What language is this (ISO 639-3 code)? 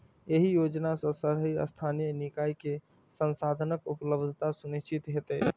mai